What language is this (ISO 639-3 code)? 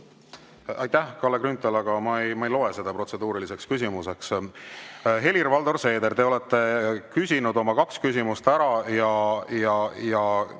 est